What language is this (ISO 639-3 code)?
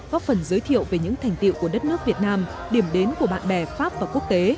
vie